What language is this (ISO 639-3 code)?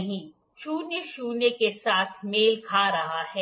hin